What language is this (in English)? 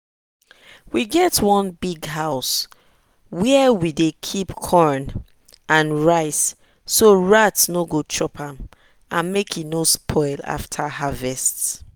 Nigerian Pidgin